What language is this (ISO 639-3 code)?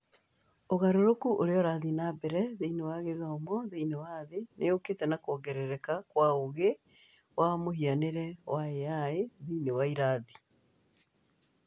kik